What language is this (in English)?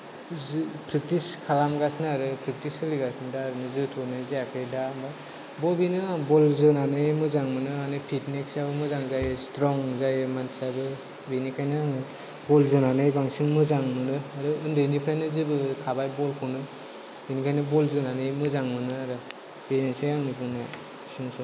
Bodo